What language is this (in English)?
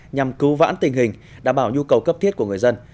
Vietnamese